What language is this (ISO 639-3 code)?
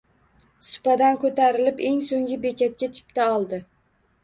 uzb